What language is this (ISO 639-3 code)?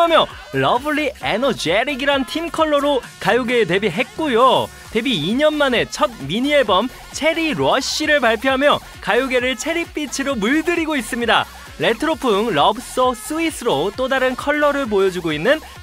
kor